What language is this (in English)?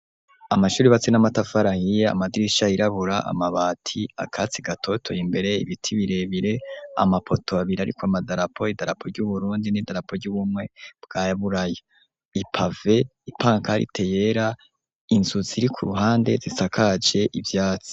Rundi